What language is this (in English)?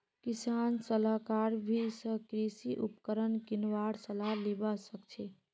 Magahi